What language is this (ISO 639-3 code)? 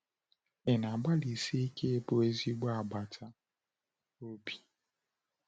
ibo